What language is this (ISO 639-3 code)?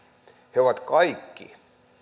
fin